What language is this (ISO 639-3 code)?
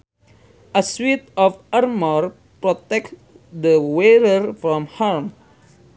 sun